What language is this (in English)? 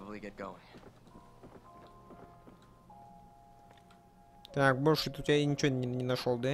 Russian